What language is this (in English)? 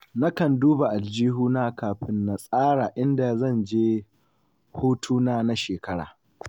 Hausa